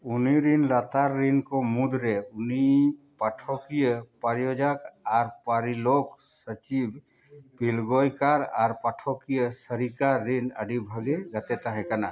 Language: Santali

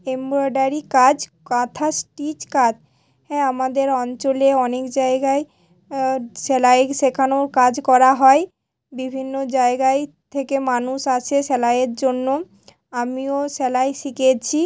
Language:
Bangla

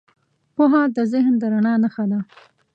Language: Pashto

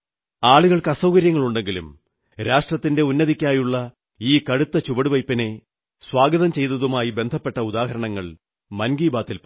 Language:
Malayalam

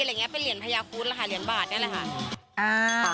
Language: Thai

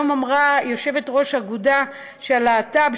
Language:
Hebrew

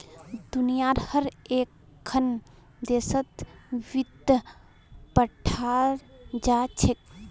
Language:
Magahi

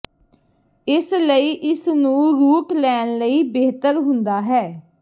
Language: Punjabi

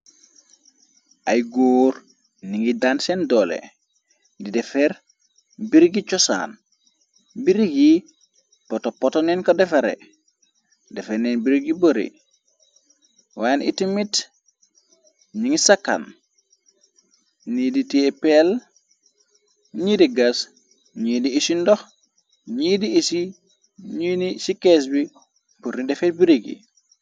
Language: Wolof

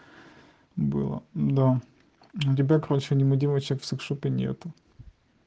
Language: Russian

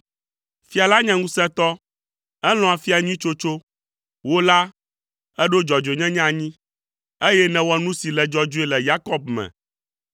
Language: Ewe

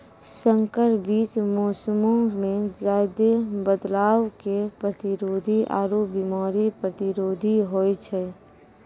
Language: Maithili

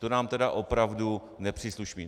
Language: Czech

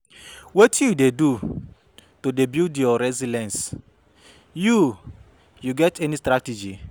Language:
Nigerian Pidgin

